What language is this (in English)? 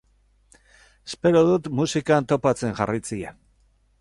Basque